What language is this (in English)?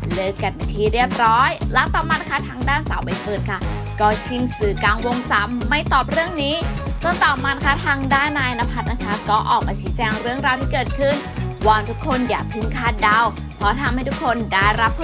Thai